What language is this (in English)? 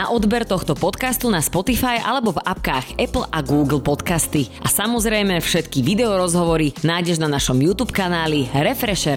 Slovak